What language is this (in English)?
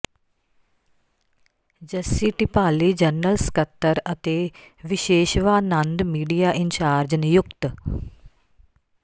Punjabi